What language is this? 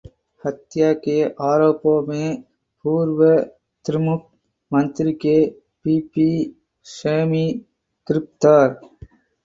Hindi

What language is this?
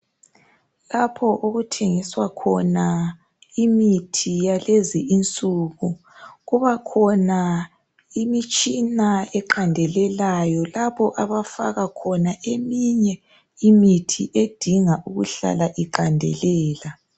North Ndebele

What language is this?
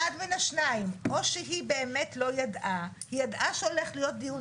Hebrew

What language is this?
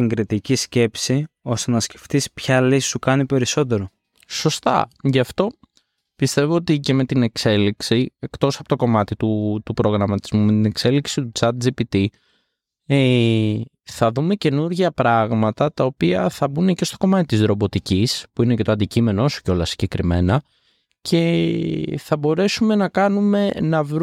Greek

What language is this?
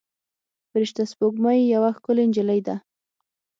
Pashto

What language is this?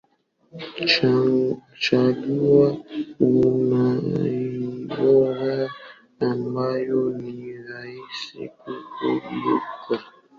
Swahili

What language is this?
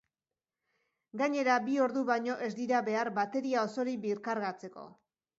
Basque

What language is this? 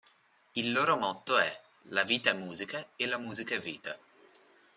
Italian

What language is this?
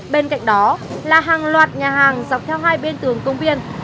Vietnamese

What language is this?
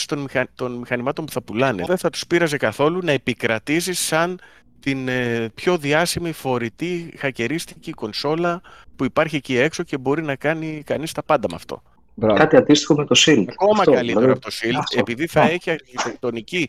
Greek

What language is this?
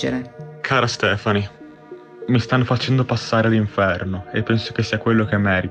Italian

